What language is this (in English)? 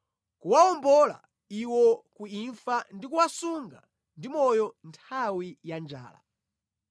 Nyanja